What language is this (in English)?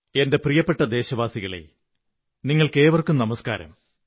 Malayalam